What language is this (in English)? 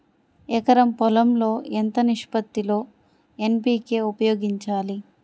Telugu